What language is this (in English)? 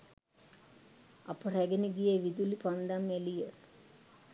Sinhala